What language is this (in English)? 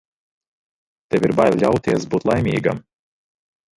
Latvian